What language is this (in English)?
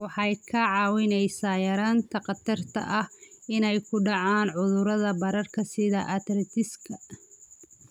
Somali